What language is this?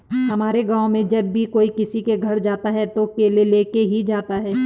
Hindi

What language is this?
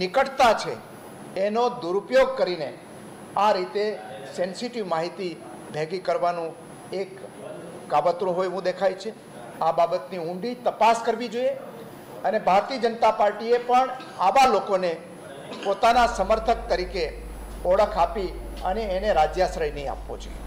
Hindi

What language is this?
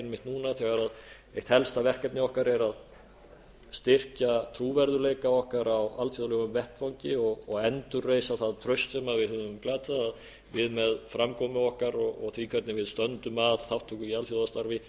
Icelandic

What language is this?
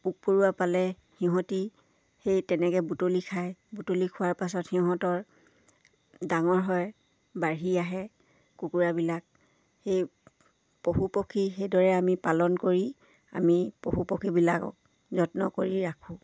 Assamese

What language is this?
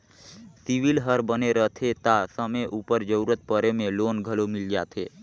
Chhattisgarhi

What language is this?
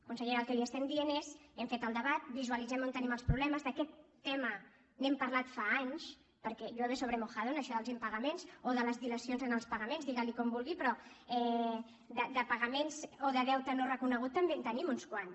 Catalan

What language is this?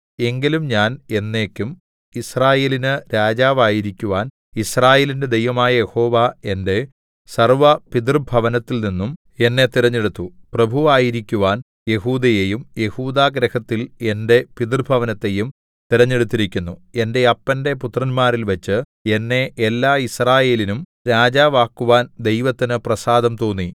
Malayalam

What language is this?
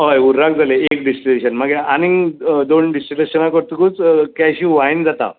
Konkani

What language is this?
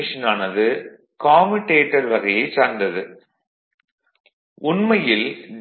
Tamil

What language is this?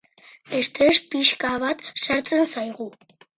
Basque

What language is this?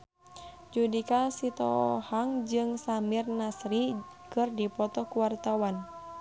Sundanese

